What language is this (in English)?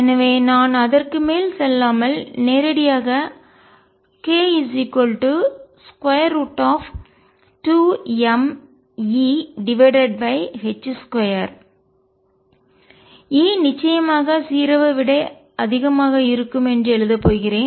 Tamil